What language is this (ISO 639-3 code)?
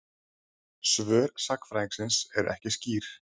isl